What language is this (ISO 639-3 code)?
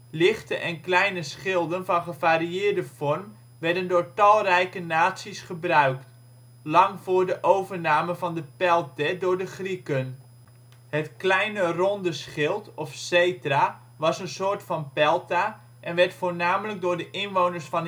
nld